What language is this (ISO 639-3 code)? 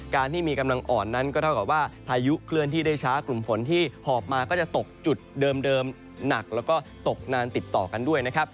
tha